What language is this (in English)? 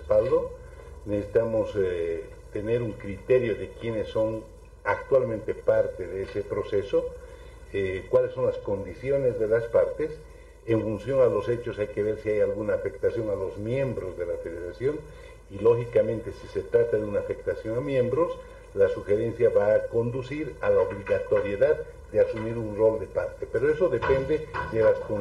Spanish